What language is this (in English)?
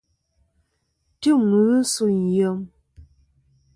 Kom